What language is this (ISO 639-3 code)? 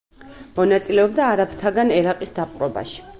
kat